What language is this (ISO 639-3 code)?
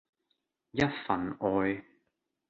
yue